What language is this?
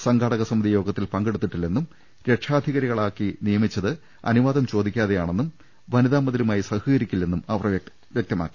Malayalam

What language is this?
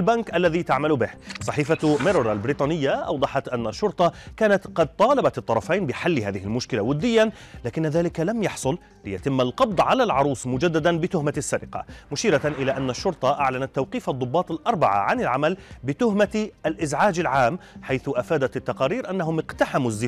Arabic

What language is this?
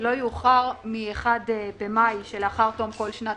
Hebrew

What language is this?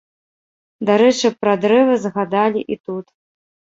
Belarusian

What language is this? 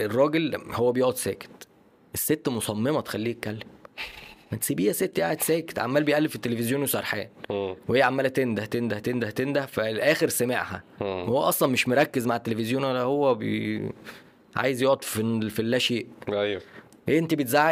Arabic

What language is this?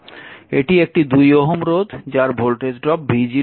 Bangla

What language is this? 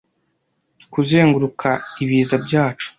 Kinyarwanda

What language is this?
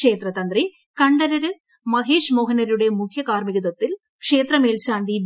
Malayalam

